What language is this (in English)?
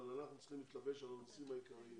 Hebrew